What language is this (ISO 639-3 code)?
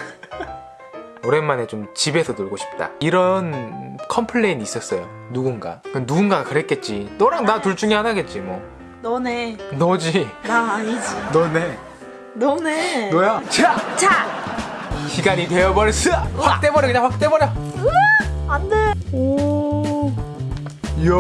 kor